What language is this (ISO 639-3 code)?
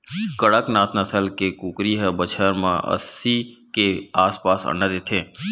hne